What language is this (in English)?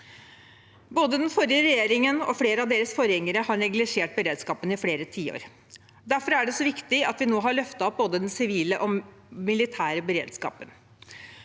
Norwegian